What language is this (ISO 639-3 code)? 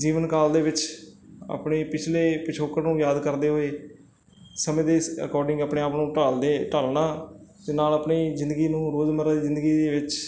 pan